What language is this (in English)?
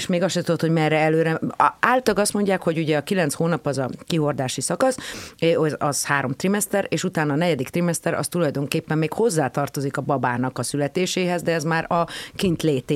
Hungarian